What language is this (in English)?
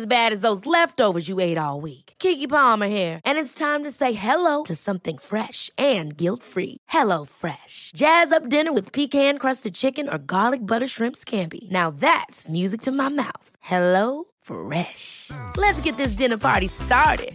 Swedish